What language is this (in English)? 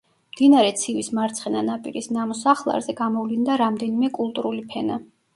Georgian